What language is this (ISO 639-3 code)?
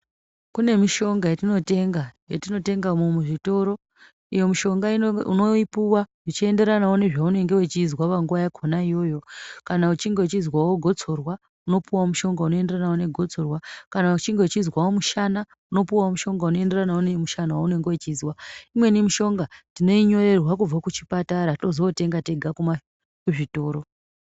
ndc